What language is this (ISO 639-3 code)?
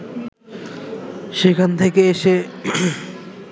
ben